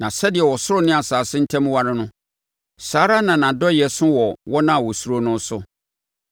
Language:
Akan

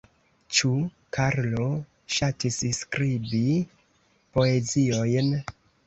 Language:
Esperanto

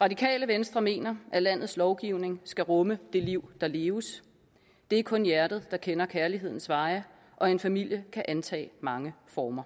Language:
Danish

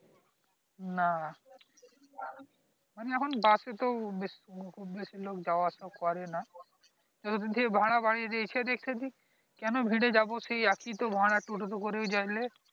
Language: Bangla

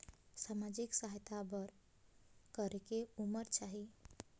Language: Chhattisgarhi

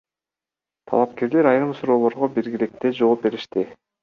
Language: Kyrgyz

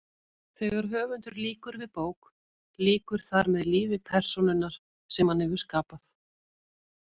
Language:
Icelandic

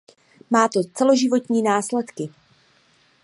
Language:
Czech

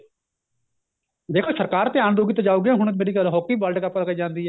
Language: Punjabi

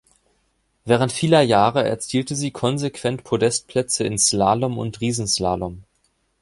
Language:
German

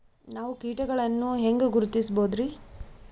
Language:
Kannada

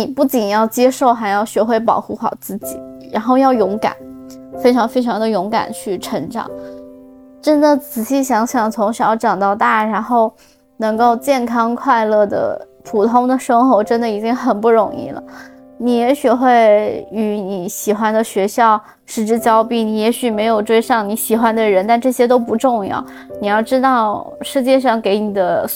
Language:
Chinese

